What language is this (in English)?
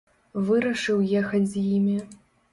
Belarusian